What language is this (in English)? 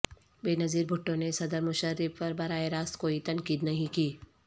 Urdu